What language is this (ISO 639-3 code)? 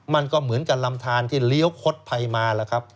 tha